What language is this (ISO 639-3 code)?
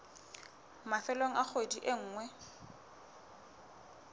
sot